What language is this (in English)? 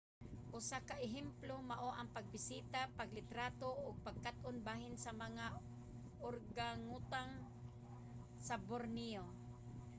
Cebuano